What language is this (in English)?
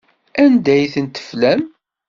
Kabyle